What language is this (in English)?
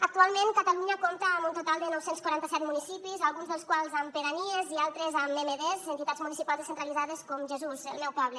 Catalan